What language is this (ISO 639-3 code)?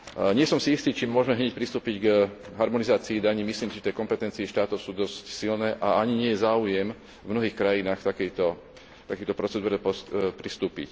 slk